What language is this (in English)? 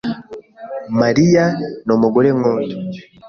Kinyarwanda